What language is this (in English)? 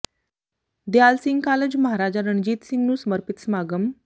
Punjabi